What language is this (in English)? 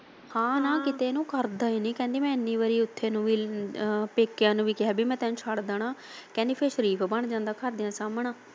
Punjabi